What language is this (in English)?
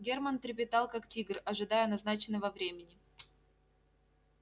Russian